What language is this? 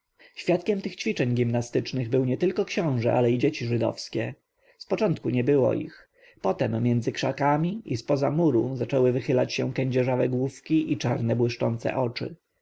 Polish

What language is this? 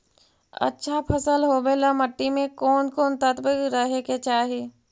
Magahi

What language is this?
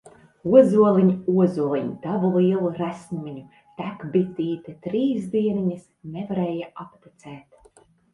Latvian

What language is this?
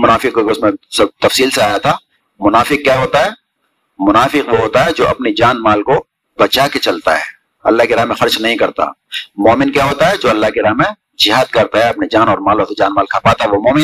Urdu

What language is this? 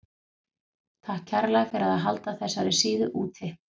Icelandic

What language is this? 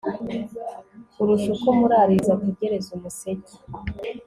Kinyarwanda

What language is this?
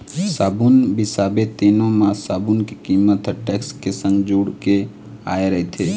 Chhattisgarhi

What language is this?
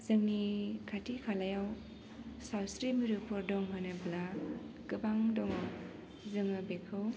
Bodo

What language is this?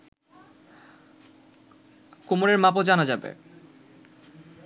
Bangla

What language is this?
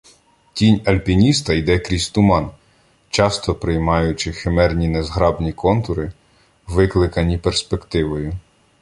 Ukrainian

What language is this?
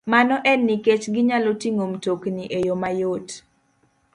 Luo (Kenya and Tanzania)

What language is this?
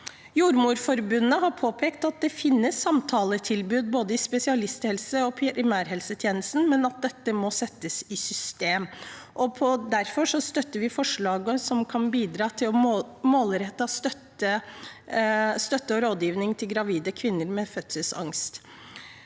Norwegian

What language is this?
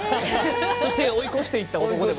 Japanese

